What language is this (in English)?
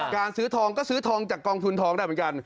Thai